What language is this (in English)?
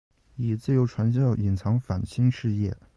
Chinese